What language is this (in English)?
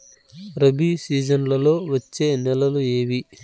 Telugu